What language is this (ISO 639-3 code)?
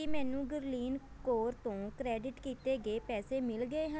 pan